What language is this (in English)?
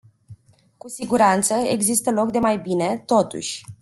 Romanian